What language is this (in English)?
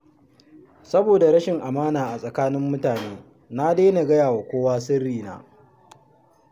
Hausa